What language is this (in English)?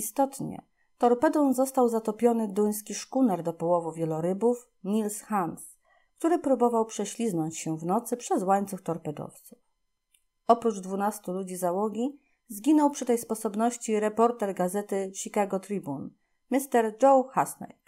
Polish